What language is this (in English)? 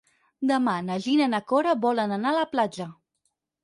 Catalan